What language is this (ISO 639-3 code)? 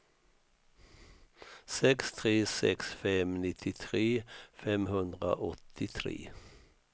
swe